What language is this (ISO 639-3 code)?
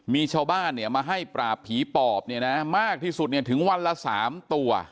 tha